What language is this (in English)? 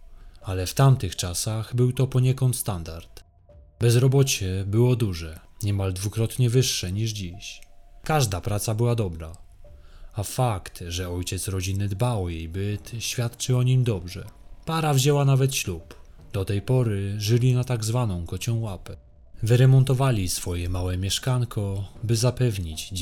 Polish